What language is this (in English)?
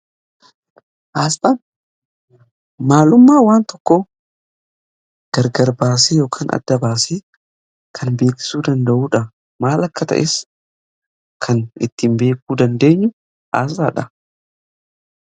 Oromo